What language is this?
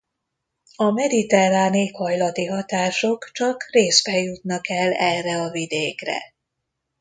Hungarian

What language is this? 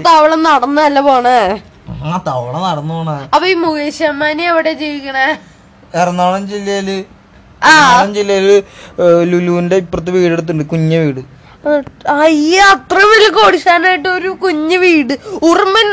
Malayalam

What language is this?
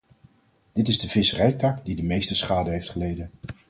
Dutch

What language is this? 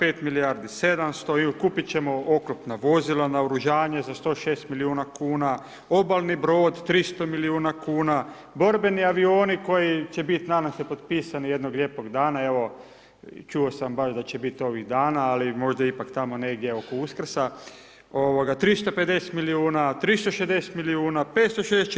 Croatian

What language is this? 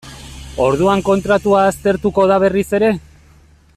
Basque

